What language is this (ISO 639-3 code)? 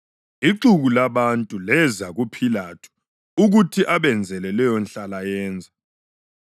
nde